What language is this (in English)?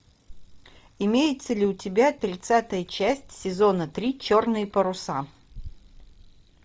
Russian